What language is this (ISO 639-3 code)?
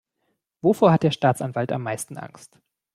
deu